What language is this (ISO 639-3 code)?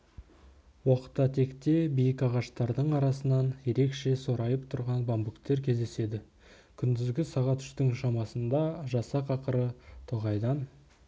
kaz